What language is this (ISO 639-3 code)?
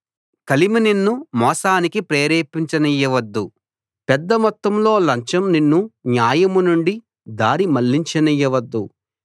tel